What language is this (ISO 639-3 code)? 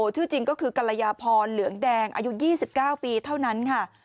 tha